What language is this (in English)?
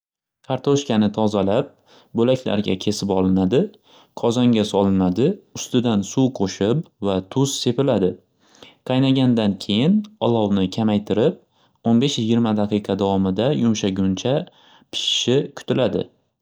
Uzbek